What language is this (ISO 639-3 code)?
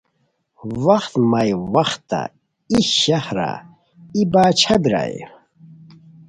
khw